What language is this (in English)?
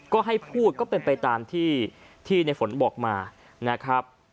Thai